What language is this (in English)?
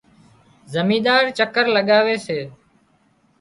Wadiyara Koli